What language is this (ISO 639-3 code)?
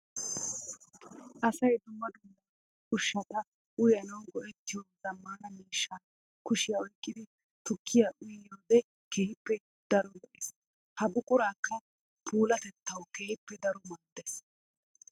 wal